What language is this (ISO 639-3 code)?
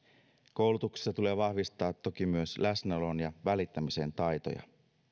fin